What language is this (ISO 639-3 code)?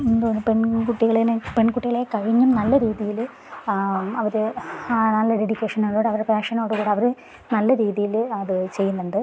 mal